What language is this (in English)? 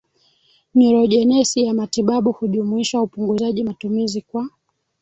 Swahili